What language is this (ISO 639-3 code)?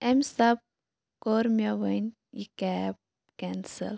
kas